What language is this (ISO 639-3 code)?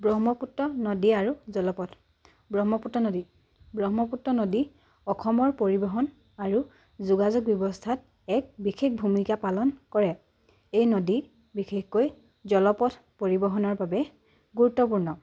asm